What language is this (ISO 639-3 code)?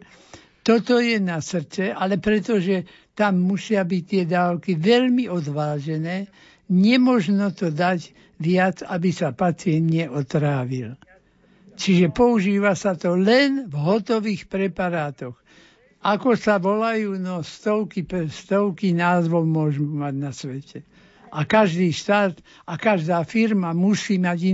slk